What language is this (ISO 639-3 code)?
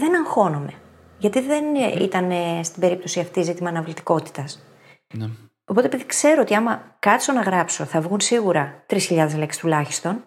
ell